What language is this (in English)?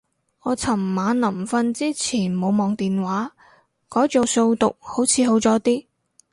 Cantonese